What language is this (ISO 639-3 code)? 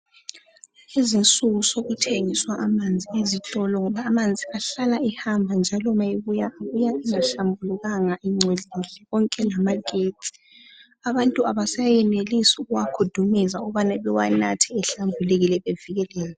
nde